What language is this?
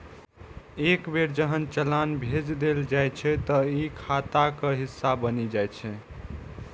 Maithili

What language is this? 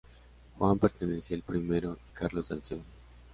Spanish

